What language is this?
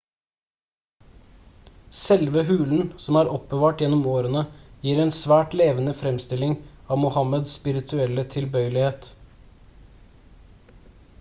Norwegian Bokmål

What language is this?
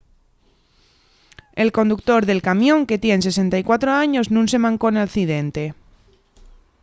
Asturian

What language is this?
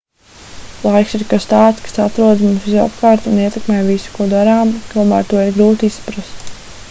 Latvian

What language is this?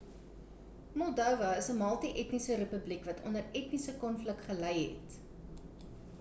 Afrikaans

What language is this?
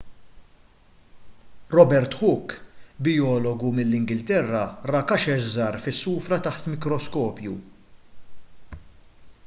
Maltese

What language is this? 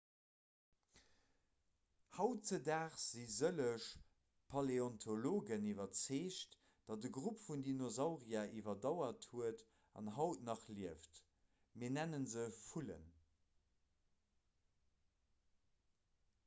Luxembourgish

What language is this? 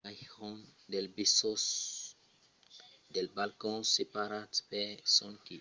Occitan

